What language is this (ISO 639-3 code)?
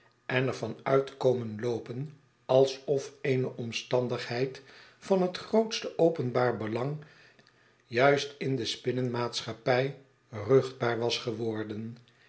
nld